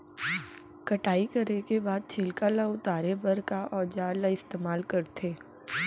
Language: Chhattisgarhi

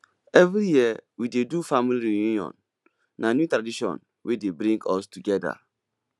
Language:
Nigerian Pidgin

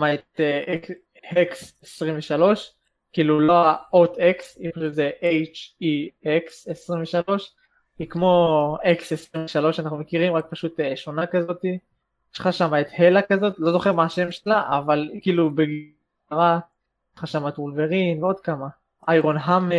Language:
Hebrew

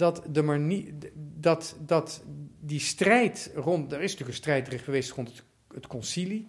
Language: Dutch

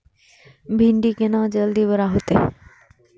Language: Maithili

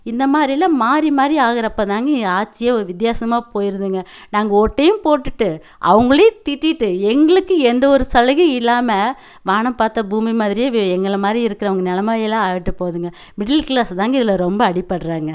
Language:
Tamil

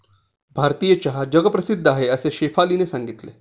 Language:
Marathi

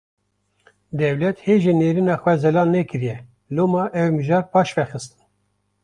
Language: Kurdish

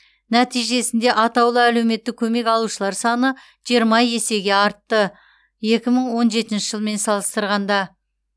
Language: Kazakh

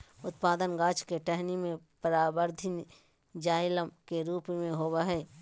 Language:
Magahi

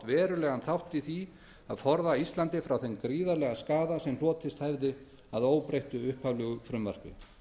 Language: Icelandic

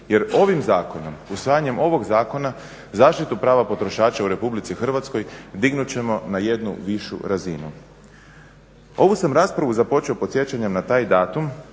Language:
Croatian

